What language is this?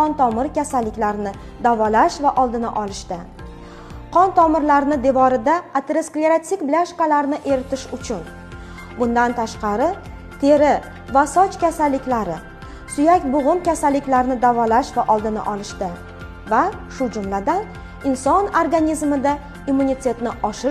Turkish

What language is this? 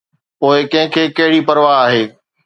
Sindhi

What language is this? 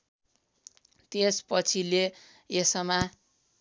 Nepali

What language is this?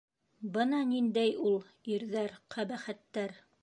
Bashkir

